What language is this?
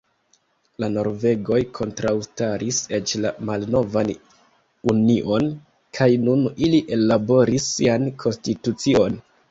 Esperanto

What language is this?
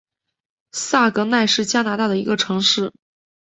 Chinese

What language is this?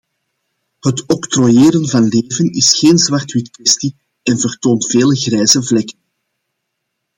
Dutch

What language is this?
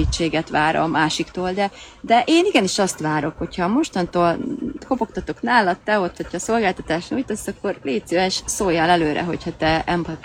Hungarian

